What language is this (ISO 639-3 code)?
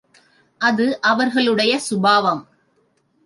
tam